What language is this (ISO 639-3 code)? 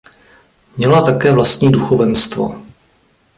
ces